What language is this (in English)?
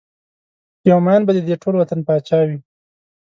Pashto